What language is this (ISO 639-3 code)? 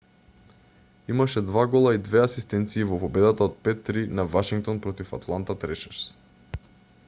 mkd